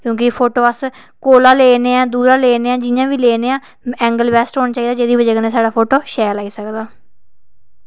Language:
Dogri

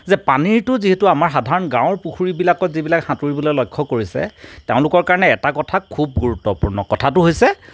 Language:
Assamese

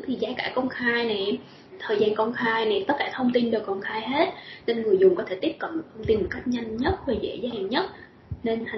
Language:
Vietnamese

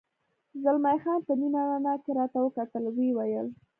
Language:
Pashto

